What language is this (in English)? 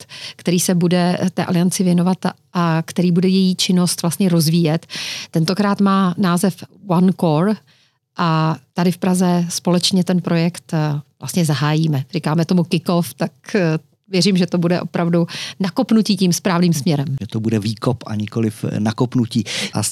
Czech